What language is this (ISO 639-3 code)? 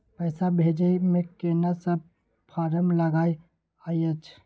mai